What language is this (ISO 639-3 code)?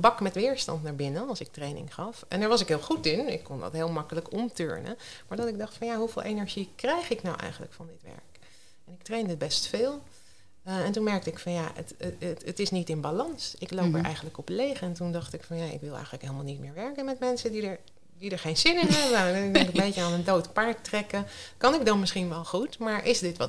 nld